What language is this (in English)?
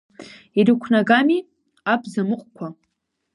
Abkhazian